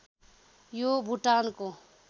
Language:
Nepali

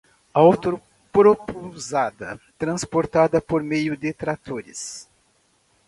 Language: Portuguese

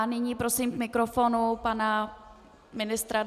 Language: Czech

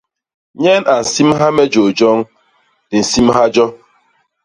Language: Basaa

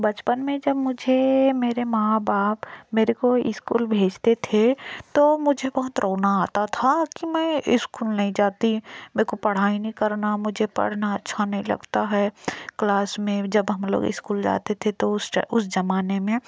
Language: Hindi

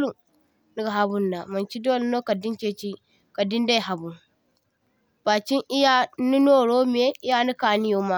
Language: Zarma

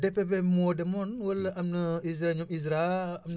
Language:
Wolof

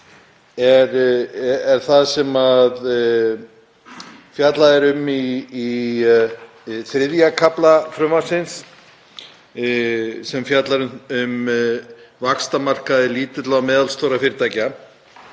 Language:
Icelandic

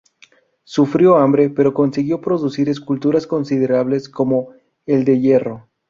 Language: Spanish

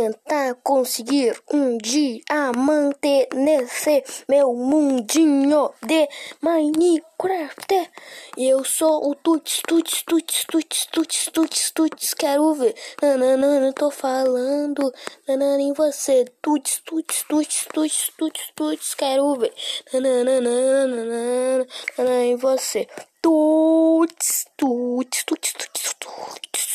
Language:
Portuguese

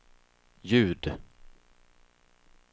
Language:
Swedish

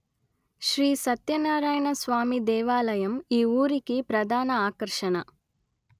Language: Telugu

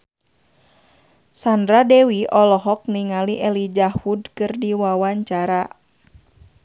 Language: Sundanese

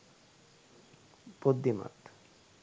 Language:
Sinhala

